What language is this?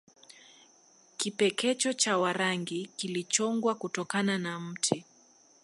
Swahili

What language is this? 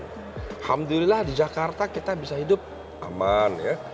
Indonesian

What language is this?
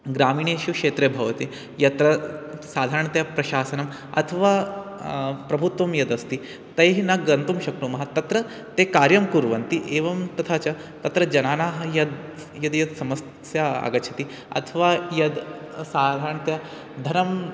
Sanskrit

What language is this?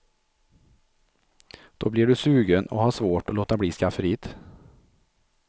Swedish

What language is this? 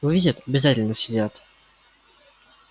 Russian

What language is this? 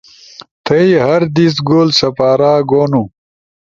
Ushojo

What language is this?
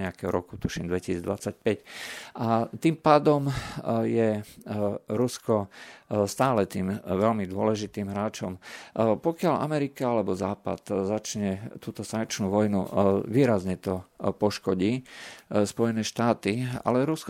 Slovak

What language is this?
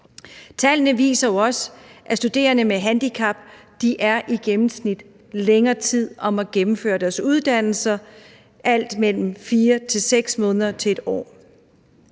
Danish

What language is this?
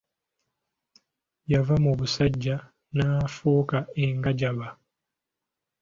Ganda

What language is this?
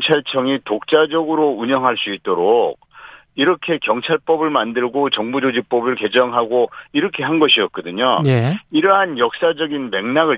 Korean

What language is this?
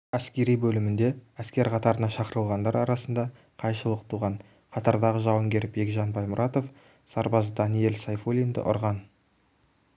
Kazakh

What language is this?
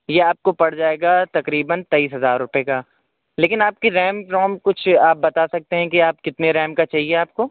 Urdu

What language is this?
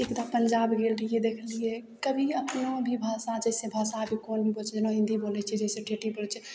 Maithili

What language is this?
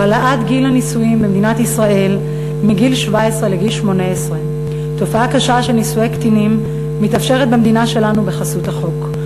Hebrew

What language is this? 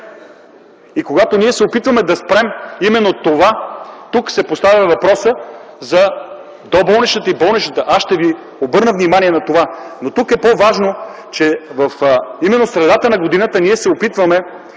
Bulgarian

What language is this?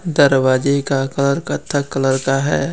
Hindi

